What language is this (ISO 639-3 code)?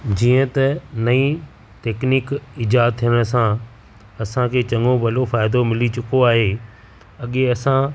snd